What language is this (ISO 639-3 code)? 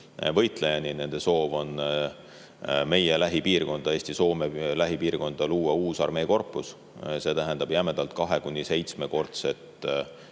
est